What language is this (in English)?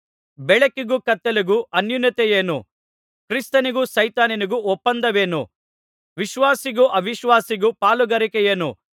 Kannada